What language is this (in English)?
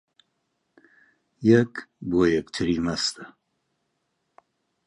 Central Kurdish